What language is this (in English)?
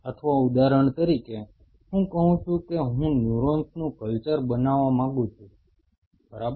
Gujarati